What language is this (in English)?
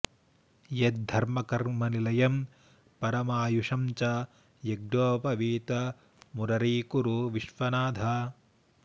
Sanskrit